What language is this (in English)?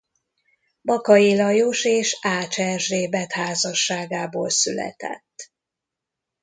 Hungarian